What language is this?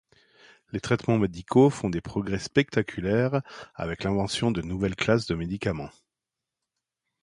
French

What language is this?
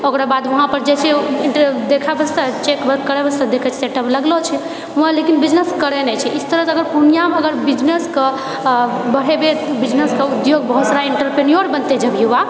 Maithili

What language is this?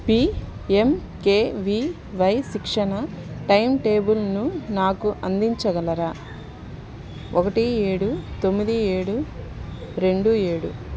Telugu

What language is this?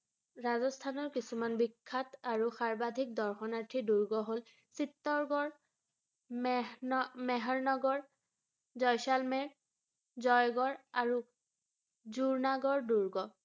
Assamese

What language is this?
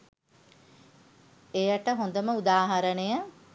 Sinhala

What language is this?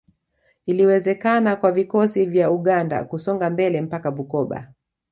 Swahili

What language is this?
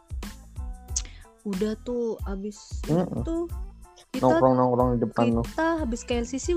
Indonesian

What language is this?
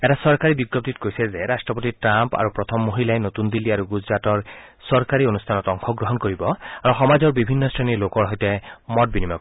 Assamese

